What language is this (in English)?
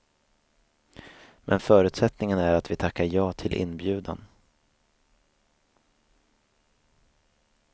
Swedish